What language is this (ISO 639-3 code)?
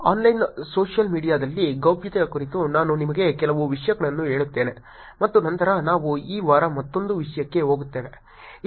kan